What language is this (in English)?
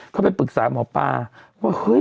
Thai